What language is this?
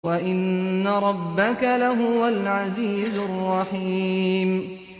Arabic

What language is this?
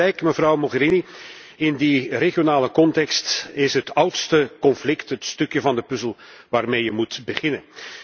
Dutch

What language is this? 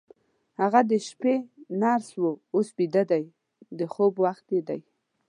Pashto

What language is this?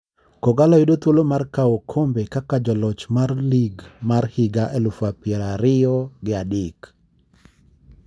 Luo (Kenya and Tanzania)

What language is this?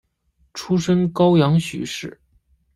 Chinese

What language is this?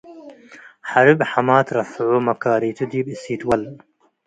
Tigre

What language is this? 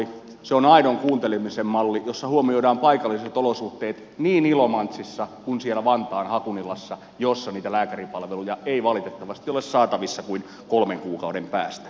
Finnish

